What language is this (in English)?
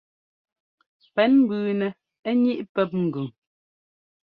Ngomba